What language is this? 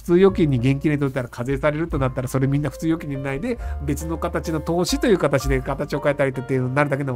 Japanese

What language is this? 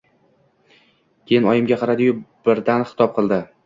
Uzbek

